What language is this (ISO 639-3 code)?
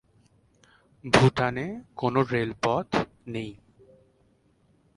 ben